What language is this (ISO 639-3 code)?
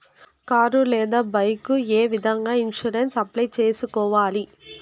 tel